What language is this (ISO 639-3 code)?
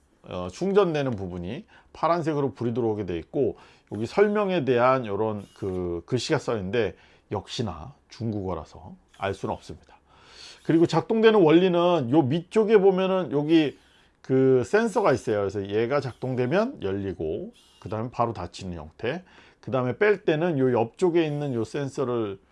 kor